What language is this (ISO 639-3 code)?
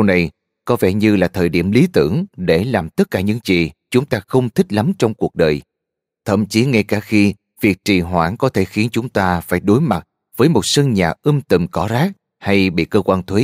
vie